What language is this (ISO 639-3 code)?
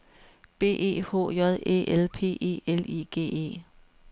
dan